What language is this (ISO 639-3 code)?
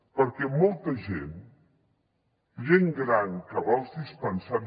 cat